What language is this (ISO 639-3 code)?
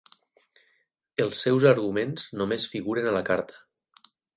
cat